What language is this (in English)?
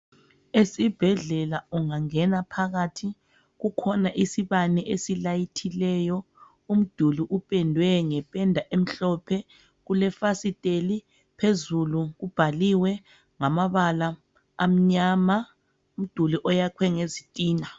North Ndebele